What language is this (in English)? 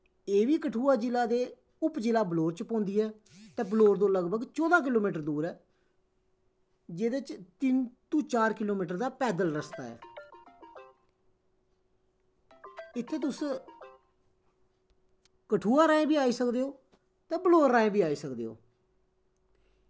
Dogri